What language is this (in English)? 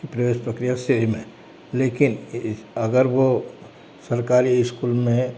Hindi